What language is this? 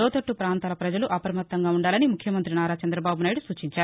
Telugu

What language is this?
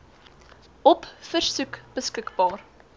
Afrikaans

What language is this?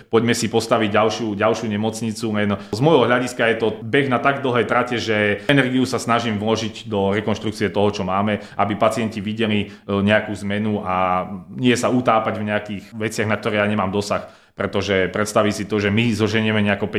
Slovak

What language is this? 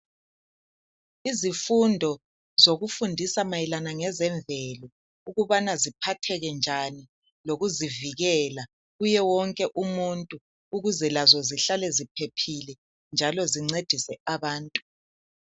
North Ndebele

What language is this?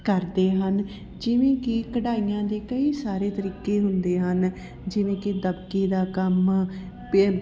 Punjabi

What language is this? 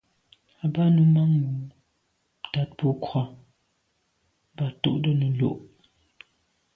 Medumba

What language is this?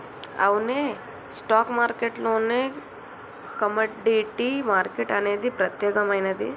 Telugu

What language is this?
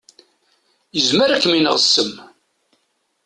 Kabyle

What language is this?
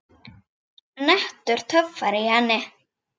Icelandic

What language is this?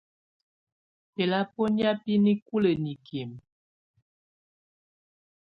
Tunen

